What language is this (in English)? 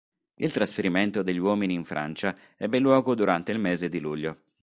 Italian